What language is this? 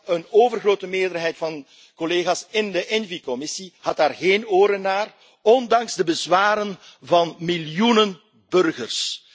Dutch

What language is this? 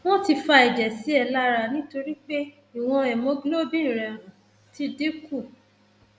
Yoruba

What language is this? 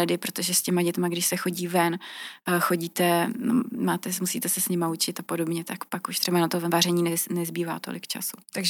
Czech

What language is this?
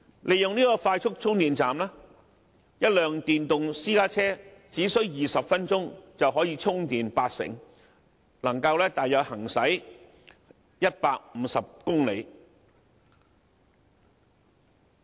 Cantonese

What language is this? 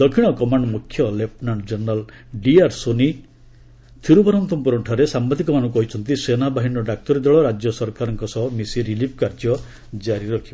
Odia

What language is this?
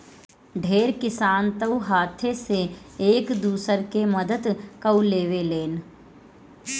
Bhojpuri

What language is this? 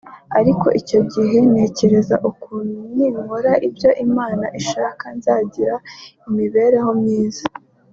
Kinyarwanda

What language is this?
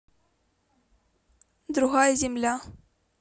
Russian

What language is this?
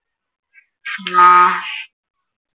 Malayalam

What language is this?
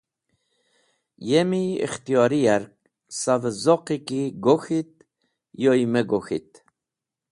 Wakhi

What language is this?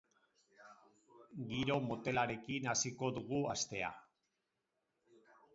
Basque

